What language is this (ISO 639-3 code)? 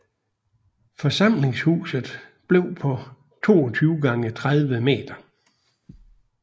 dan